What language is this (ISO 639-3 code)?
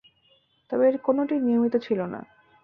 ben